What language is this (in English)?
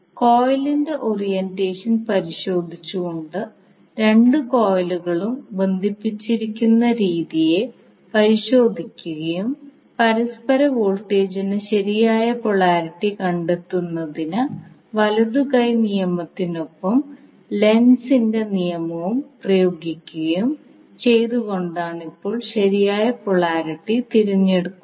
Malayalam